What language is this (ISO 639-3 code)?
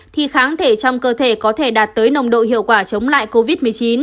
vie